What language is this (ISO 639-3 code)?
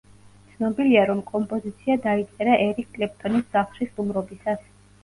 kat